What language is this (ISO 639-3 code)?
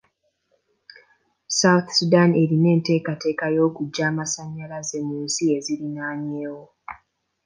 lug